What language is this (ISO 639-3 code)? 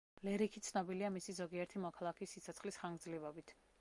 kat